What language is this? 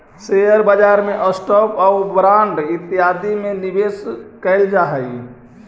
Magahi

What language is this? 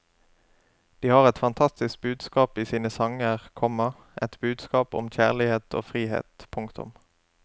Norwegian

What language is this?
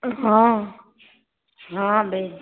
Maithili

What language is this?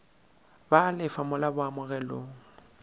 Northern Sotho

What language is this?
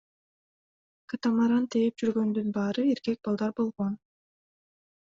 Kyrgyz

